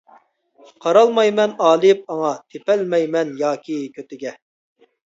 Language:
Uyghur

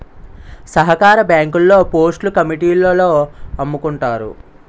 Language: Telugu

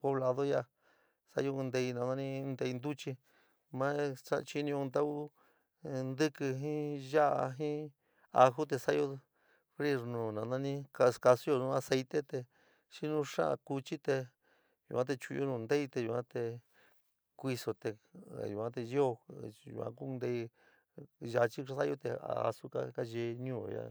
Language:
San Miguel El Grande Mixtec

